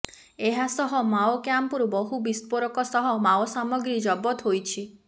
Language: Odia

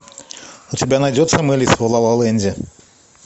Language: Russian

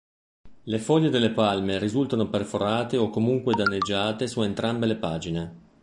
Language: Italian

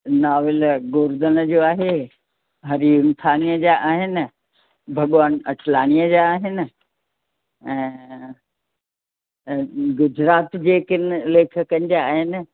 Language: Sindhi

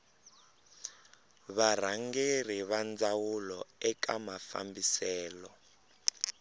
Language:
Tsonga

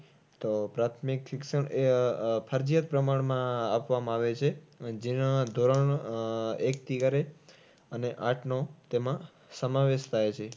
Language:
Gujarati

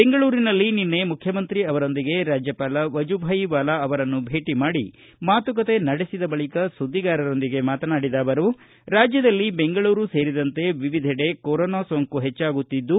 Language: Kannada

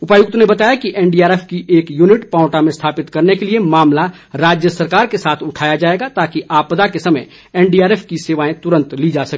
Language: Hindi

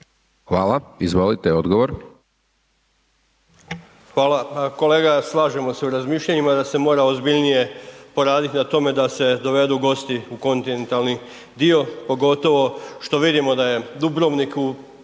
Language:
Croatian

